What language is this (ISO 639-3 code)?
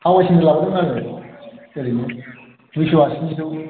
brx